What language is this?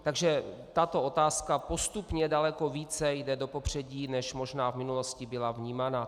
Czech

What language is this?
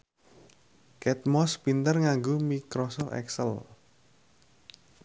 Javanese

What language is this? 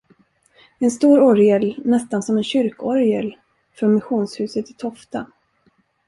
Swedish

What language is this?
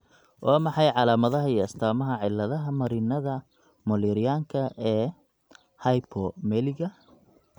Somali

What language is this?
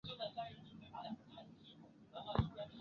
Chinese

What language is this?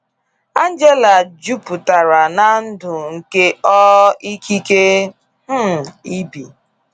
Igbo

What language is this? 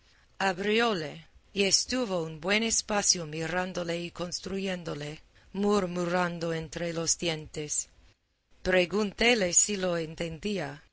Spanish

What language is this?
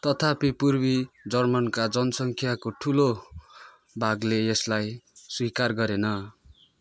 Nepali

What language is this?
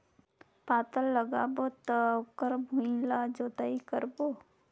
Chhattisgarhi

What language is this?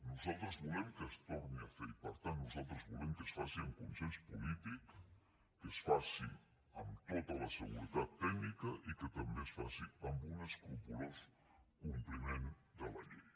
Catalan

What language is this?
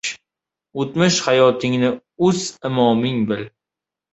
Uzbek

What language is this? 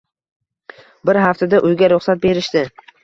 Uzbek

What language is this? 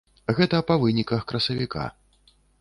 Belarusian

